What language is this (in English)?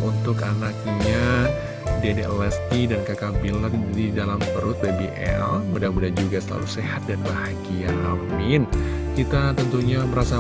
Indonesian